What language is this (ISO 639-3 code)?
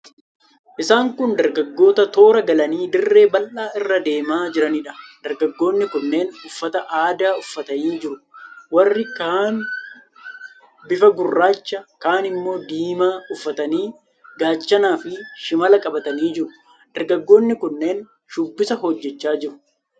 orm